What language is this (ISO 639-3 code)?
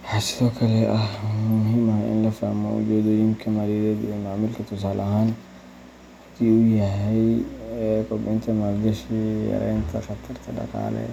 som